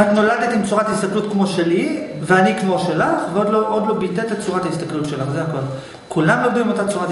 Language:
Hebrew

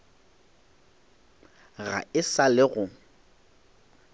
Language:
Northern Sotho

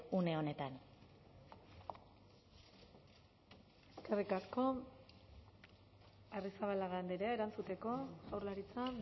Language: Basque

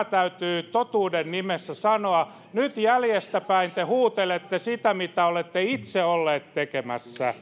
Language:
Finnish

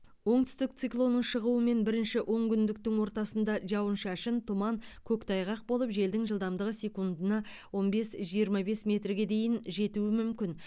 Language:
Kazakh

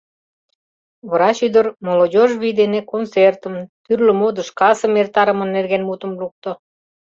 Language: Mari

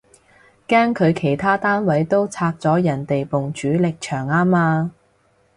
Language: Cantonese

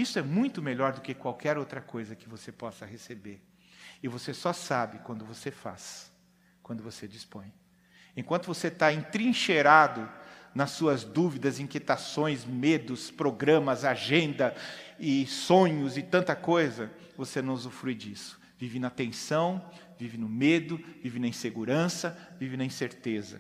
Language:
Portuguese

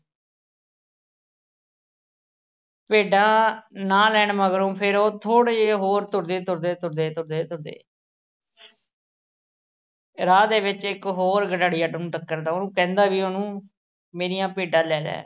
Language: Punjabi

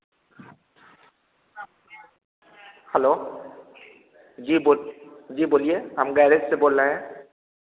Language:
Hindi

